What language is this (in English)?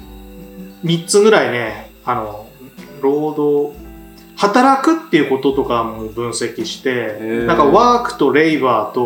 Japanese